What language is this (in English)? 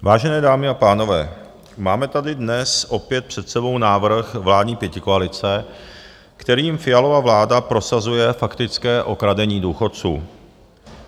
Czech